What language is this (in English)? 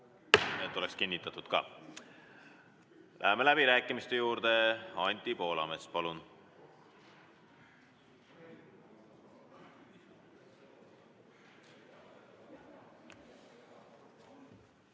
Estonian